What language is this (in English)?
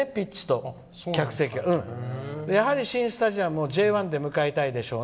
Japanese